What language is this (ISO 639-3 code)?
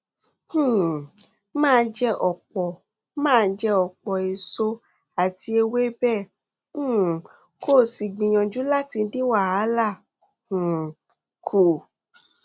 yor